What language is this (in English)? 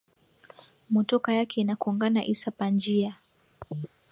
Swahili